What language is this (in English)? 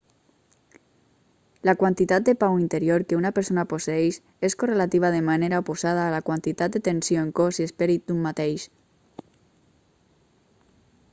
Catalan